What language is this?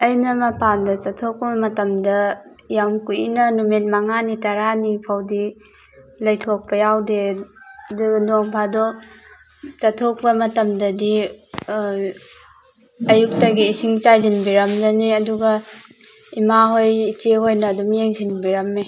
Manipuri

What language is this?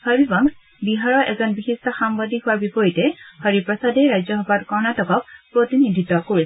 Assamese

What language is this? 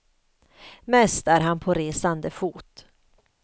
Swedish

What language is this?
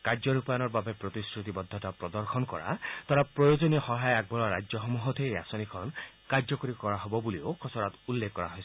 Assamese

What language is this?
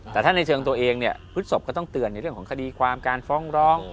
Thai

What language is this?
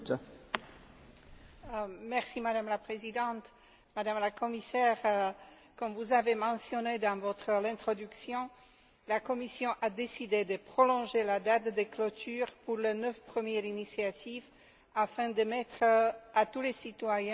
French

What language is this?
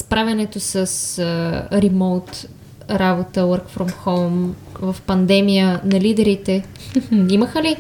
Bulgarian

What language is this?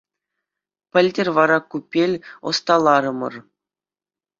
Chuvash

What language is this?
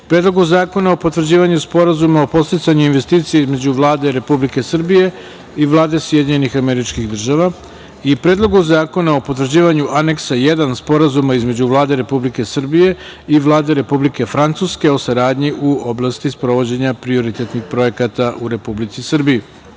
Serbian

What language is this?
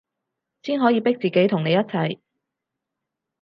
Cantonese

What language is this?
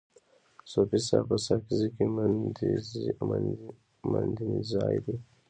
Pashto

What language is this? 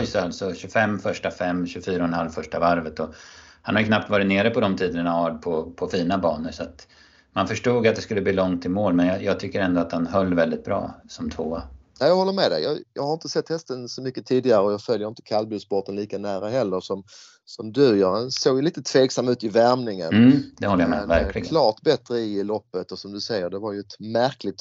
Swedish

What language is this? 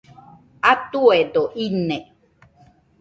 Nüpode Huitoto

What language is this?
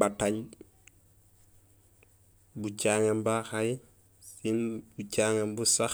Gusilay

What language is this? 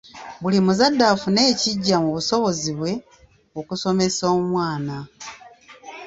Ganda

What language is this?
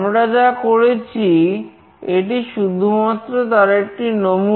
Bangla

